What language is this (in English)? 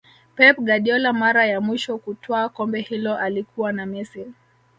Swahili